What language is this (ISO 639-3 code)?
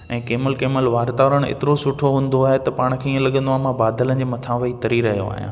snd